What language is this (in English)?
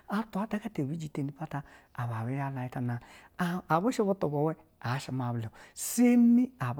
Basa (Nigeria)